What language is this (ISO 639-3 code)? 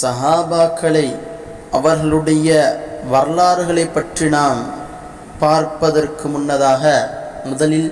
tam